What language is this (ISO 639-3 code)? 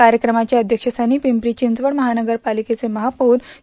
mar